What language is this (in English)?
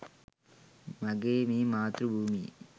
Sinhala